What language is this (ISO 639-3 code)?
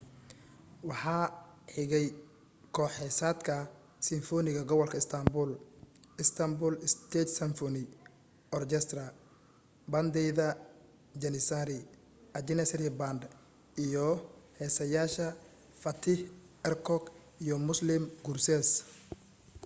som